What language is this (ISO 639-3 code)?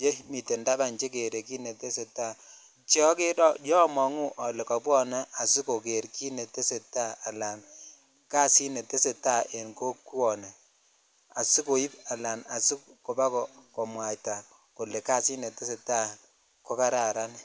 kln